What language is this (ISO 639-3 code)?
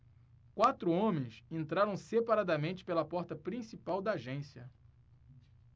por